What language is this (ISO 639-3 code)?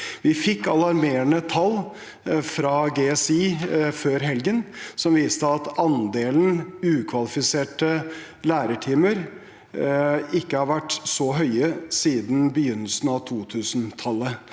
nor